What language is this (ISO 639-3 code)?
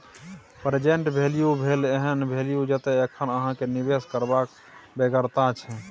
mai